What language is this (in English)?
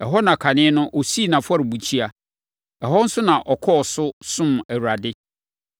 Akan